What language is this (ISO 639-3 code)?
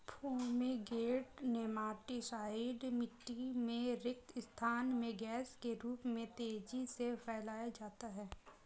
hin